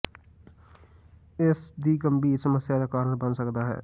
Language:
Punjabi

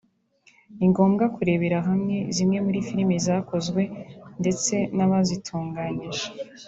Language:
Kinyarwanda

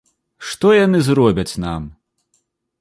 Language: Belarusian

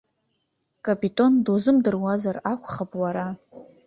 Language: Abkhazian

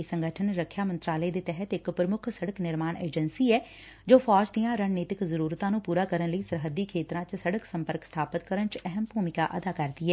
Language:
Punjabi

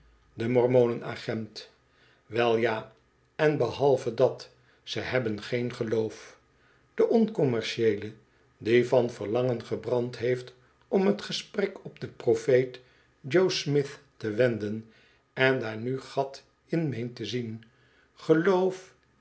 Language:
Dutch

